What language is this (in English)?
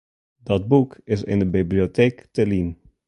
Western Frisian